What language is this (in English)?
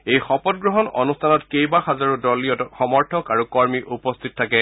Assamese